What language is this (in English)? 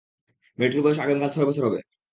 Bangla